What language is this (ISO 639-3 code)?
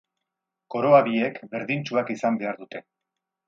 eus